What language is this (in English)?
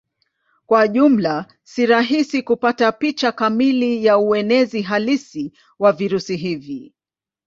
Swahili